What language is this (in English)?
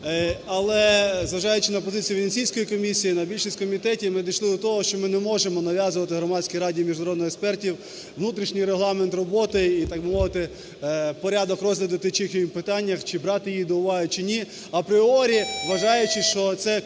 Ukrainian